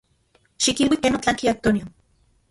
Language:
Central Puebla Nahuatl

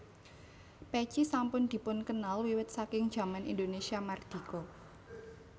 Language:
Javanese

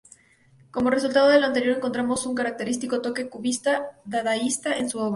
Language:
Spanish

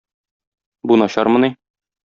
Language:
Tatar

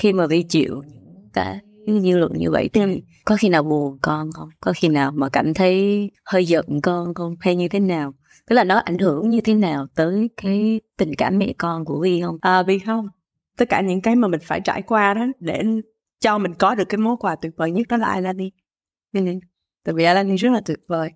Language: Vietnamese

